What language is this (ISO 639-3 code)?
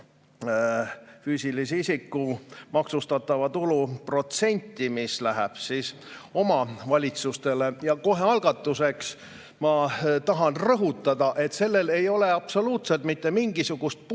est